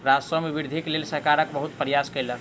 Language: Maithili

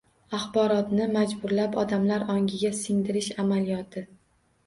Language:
Uzbek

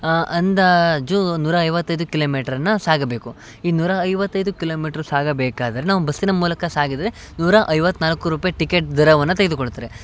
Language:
Kannada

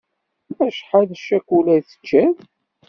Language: Kabyle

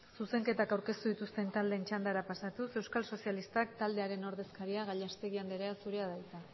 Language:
Basque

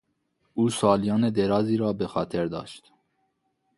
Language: Persian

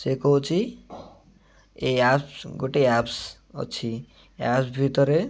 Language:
Odia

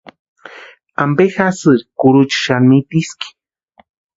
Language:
Western Highland Purepecha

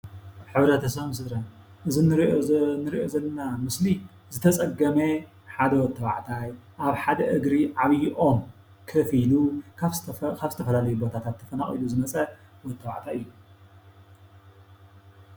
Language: Tigrinya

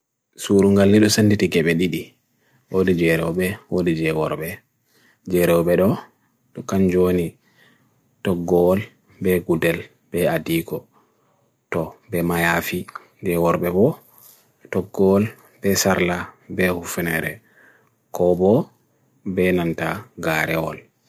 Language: Bagirmi Fulfulde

